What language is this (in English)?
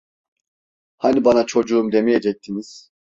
Turkish